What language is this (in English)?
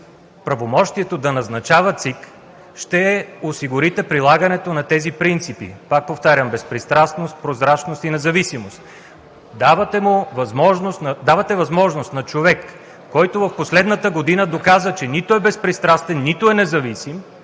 Bulgarian